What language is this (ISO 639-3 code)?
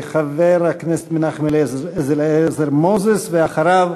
heb